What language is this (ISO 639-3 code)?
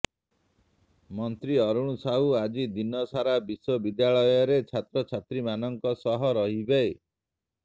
ori